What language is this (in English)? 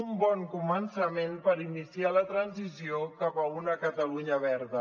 Catalan